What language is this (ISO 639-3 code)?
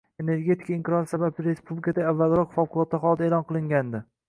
uzb